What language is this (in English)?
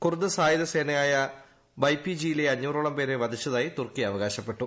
Malayalam